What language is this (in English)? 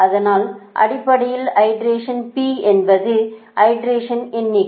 Tamil